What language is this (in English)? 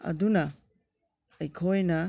Manipuri